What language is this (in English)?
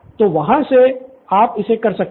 Hindi